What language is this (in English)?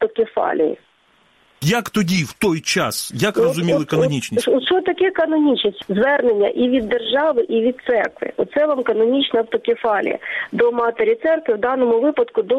Ukrainian